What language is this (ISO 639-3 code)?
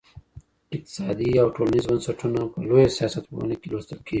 pus